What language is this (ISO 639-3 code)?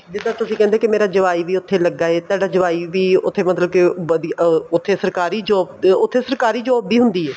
pan